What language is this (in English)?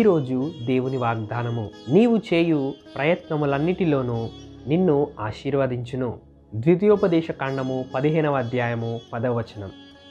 Romanian